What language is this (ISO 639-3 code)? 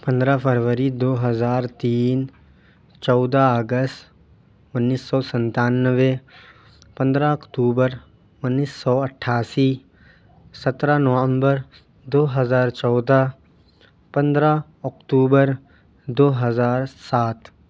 urd